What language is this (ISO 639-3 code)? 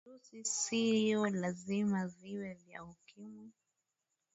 swa